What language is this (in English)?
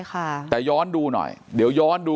Thai